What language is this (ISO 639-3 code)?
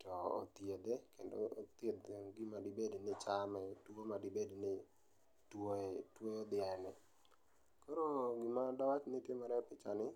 luo